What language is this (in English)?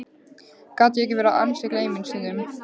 Icelandic